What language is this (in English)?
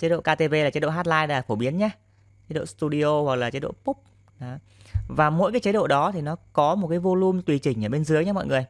Vietnamese